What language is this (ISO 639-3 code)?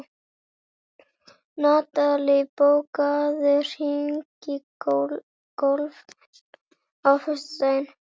isl